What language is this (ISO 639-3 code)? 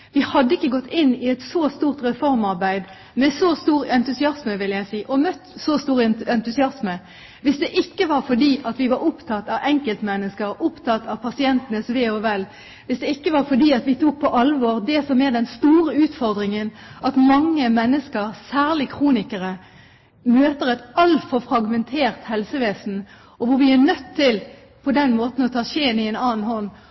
nob